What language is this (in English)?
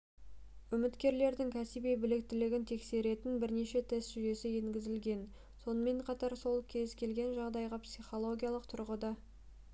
Kazakh